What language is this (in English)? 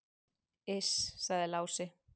Icelandic